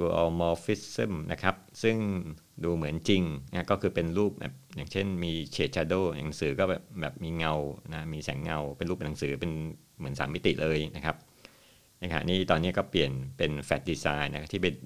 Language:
Thai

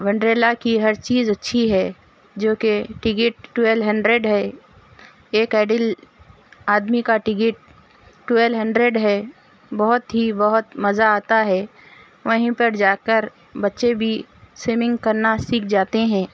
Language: Urdu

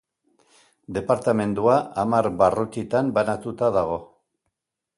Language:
Basque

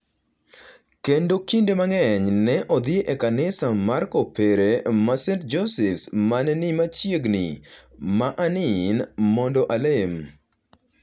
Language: Luo (Kenya and Tanzania)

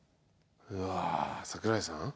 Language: Japanese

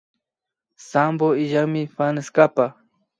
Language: Imbabura Highland Quichua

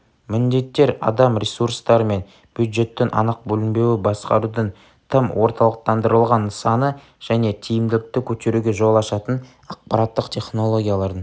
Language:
Kazakh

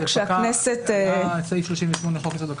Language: Hebrew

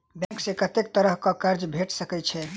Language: Maithili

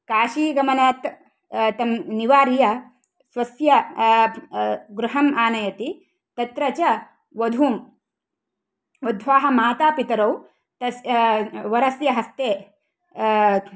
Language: Sanskrit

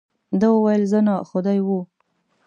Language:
Pashto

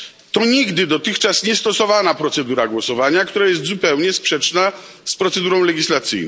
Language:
Polish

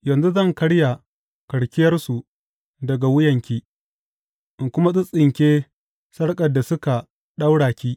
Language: Hausa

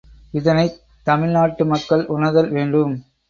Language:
Tamil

